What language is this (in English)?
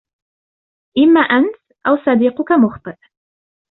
Arabic